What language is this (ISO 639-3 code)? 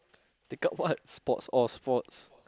eng